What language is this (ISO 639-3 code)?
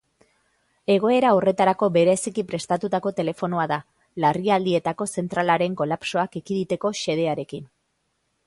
eus